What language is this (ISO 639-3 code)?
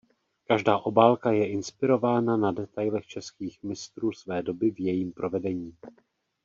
ces